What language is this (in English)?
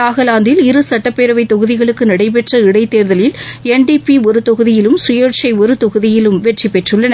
Tamil